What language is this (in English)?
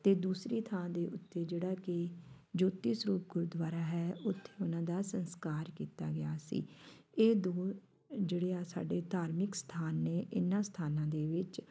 Punjabi